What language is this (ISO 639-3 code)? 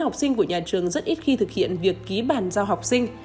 vie